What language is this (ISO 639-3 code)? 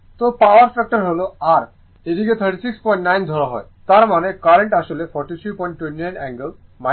ben